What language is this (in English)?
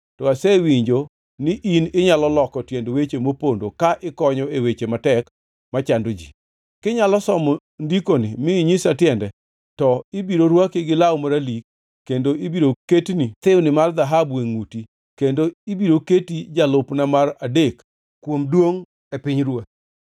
Luo (Kenya and Tanzania)